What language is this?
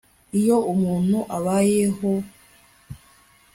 Kinyarwanda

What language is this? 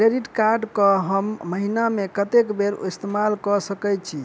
Maithili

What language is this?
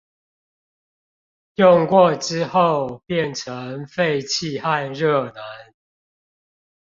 Chinese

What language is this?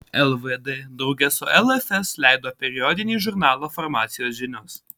Lithuanian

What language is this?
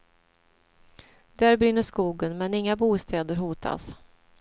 Swedish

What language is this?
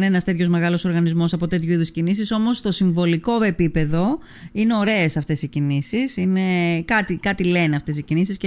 Greek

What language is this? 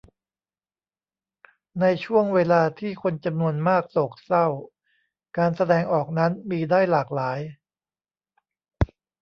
Thai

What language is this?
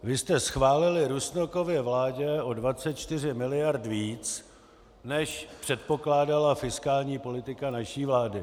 Czech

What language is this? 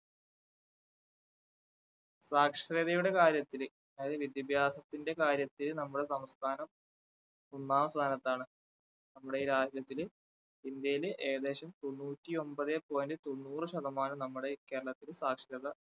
Malayalam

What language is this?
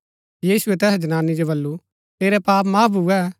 Gaddi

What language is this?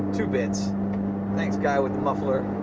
English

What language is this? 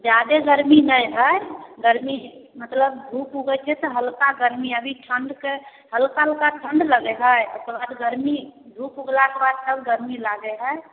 Maithili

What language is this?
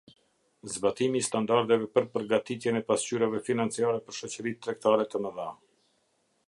Albanian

